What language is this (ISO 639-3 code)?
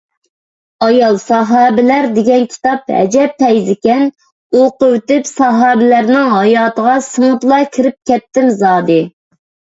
uig